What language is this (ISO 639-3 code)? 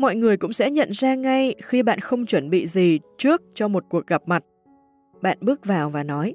vie